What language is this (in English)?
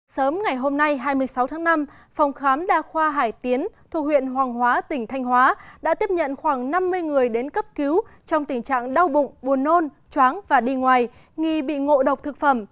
Vietnamese